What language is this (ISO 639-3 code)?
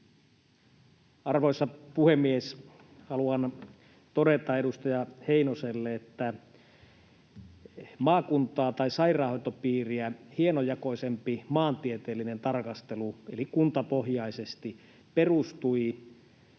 fin